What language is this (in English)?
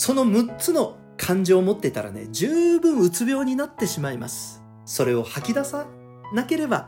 Japanese